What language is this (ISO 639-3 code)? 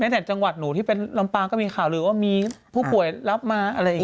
tha